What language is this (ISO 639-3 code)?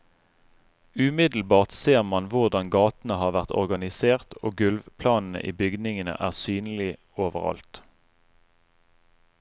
nor